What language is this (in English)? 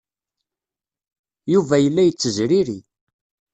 Kabyle